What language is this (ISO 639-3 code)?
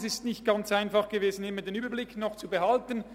gsw